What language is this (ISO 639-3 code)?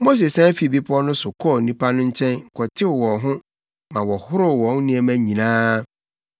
aka